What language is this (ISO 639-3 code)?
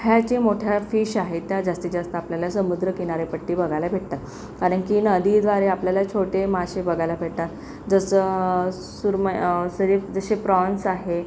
mar